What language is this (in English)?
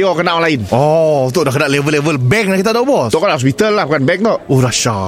Malay